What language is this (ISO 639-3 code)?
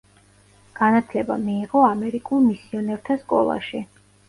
kat